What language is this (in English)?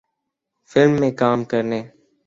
Urdu